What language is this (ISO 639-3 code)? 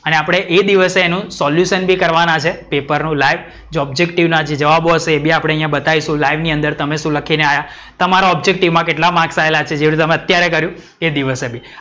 guj